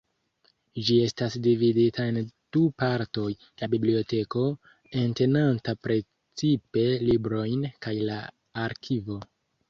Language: Esperanto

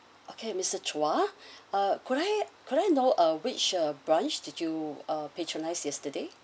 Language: English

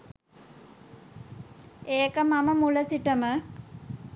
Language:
Sinhala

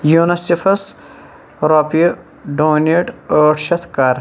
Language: Kashmiri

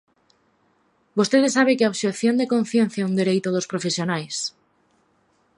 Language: Galician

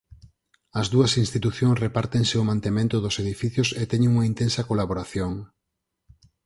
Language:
Galician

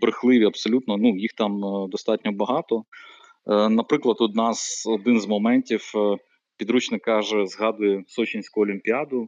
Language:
Ukrainian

